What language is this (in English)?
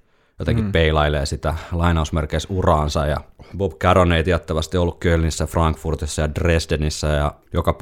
Finnish